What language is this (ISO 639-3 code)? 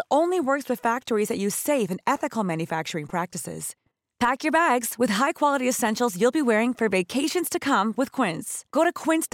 fil